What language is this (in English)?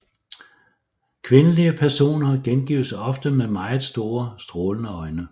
Danish